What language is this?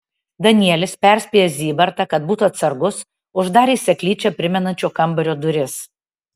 Lithuanian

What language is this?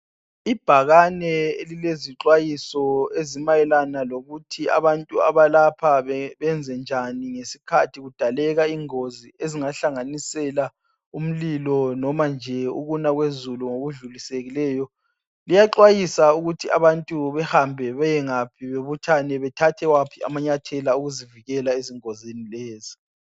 North Ndebele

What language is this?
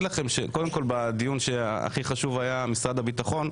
Hebrew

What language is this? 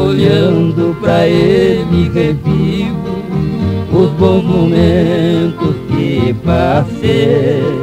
Portuguese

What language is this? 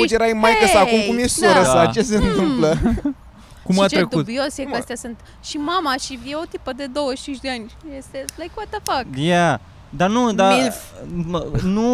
Romanian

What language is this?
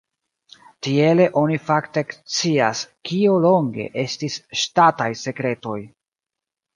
Esperanto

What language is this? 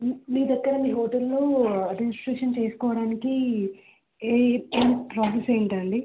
Telugu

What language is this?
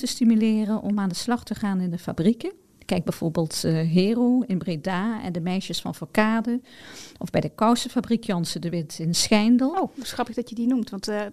Dutch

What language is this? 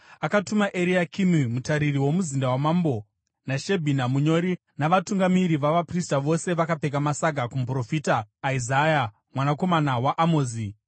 Shona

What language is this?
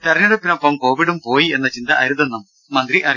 Malayalam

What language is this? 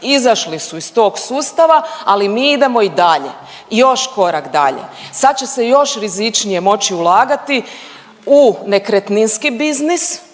Croatian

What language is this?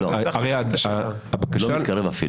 Hebrew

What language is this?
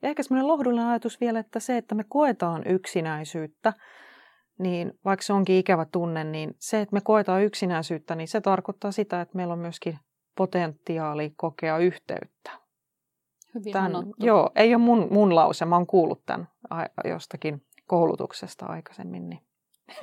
Finnish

